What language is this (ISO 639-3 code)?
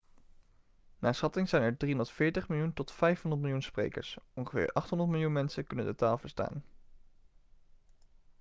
nld